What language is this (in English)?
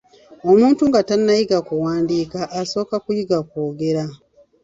Ganda